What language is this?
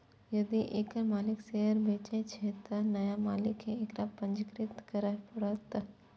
Maithili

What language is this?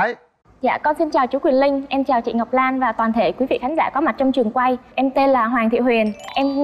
Vietnamese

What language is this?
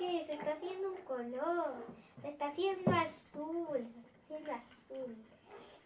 Spanish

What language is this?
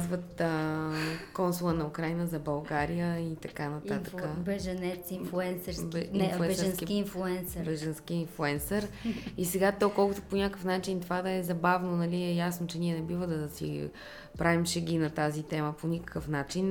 Bulgarian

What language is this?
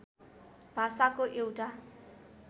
Nepali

